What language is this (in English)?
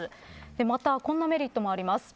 Japanese